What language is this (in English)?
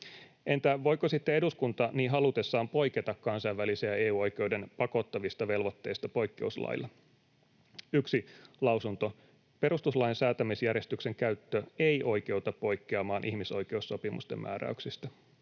Finnish